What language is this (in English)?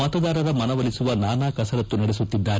Kannada